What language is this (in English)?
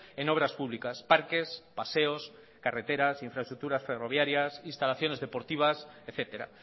Spanish